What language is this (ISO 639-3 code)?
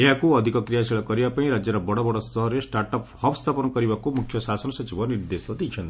ori